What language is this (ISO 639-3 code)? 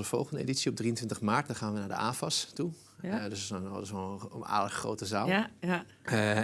nld